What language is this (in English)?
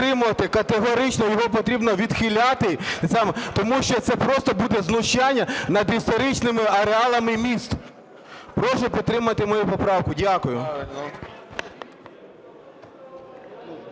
Ukrainian